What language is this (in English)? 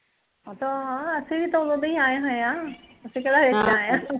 Punjabi